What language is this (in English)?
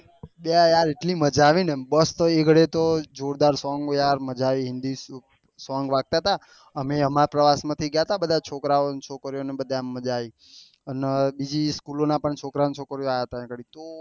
Gujarati